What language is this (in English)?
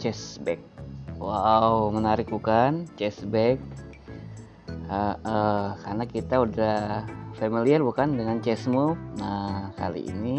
Indonesian